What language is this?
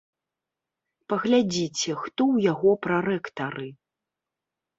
Belarusian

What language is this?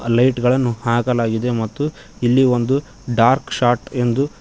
Kannada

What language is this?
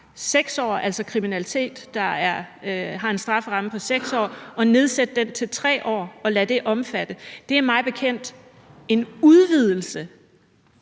Danish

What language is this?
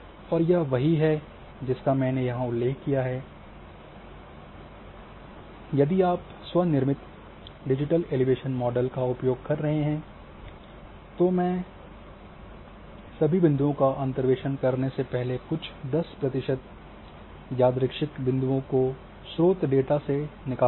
Hindi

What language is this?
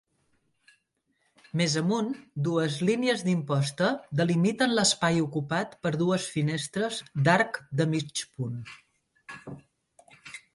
Catalan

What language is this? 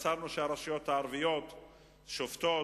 Hebrew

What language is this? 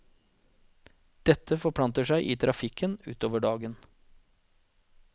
Norwegian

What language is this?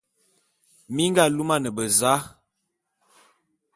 Bulu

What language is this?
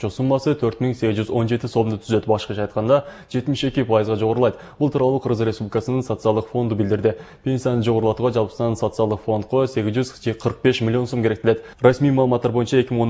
Turkish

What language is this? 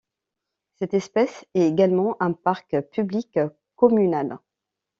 French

